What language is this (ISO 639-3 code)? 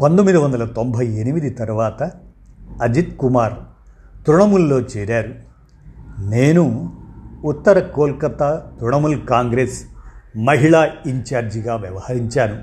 tel